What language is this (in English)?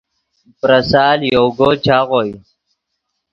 Yidgha